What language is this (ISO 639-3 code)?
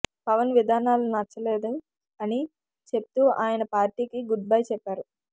tel